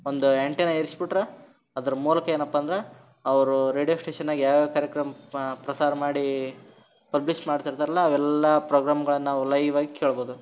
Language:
Kannada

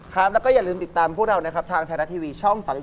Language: Thai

